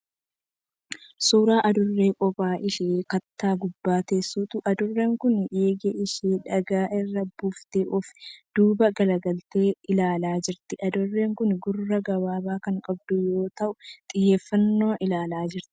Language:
Oromo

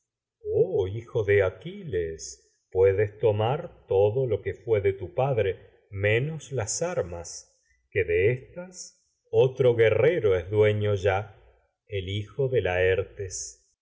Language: Spanish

